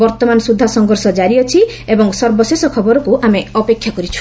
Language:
Odia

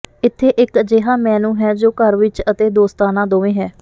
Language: Punjabi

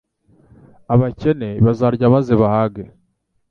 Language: Kinyarwanda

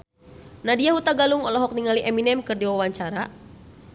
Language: Sundanese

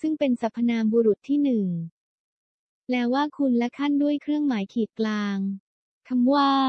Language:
Thai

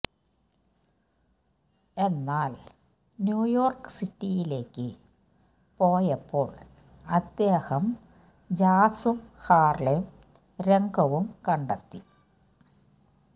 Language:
Malayalam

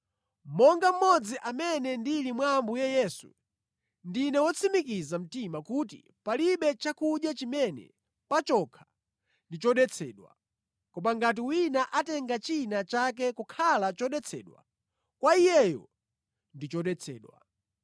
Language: Nyanja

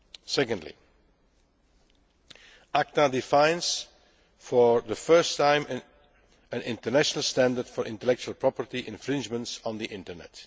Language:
English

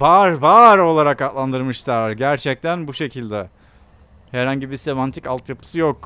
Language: Turkish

